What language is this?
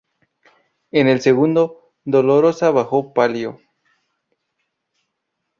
Spanish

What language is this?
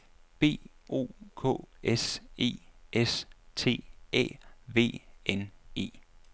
Danish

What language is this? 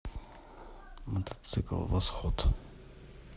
Russian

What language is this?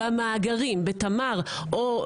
Hebrew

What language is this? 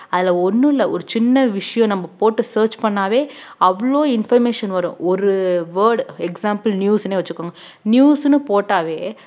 Tamil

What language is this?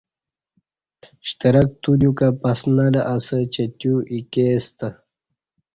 Kati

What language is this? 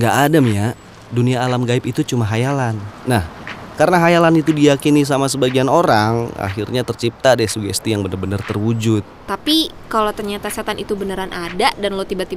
Indonesian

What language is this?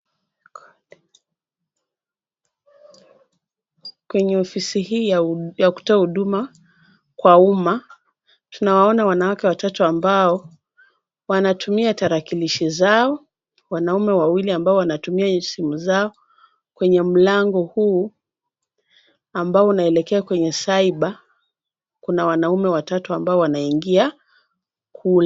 Swahili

